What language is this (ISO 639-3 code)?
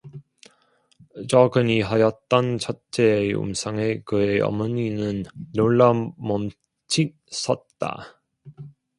kor